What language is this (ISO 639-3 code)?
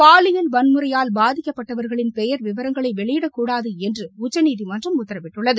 tam